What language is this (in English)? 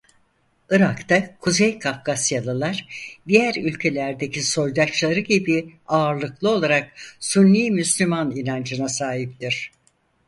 Turkish